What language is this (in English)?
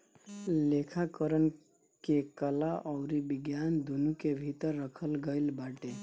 Bhojpuri